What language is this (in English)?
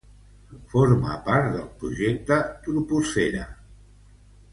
Catalan